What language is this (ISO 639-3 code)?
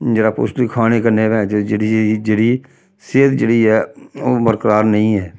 doi